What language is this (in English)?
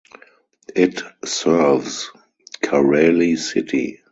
English